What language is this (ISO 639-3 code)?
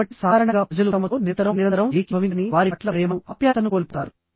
tel